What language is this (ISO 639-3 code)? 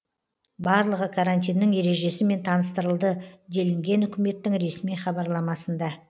kaz